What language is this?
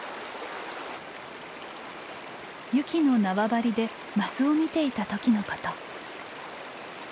Japanese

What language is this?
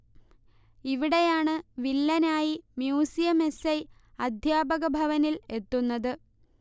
Malayalam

